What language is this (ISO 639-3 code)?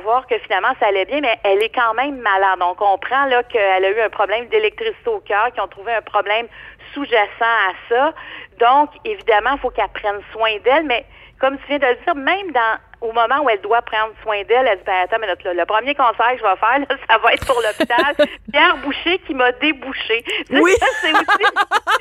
fra